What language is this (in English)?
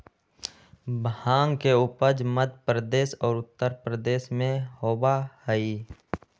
Magahi